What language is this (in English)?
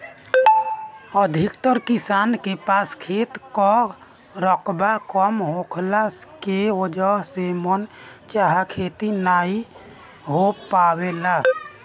Bhojpuri